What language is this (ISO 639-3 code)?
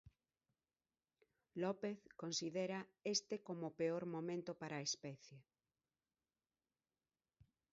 glg